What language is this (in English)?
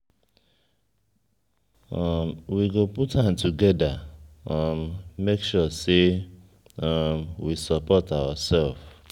Nigerian Pidgin